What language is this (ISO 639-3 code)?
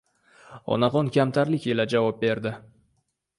uzb